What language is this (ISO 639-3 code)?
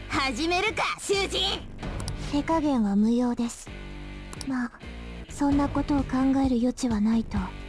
jpn